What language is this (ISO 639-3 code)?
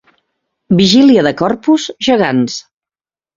cat